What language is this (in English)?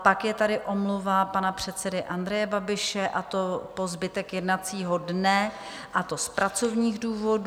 Czech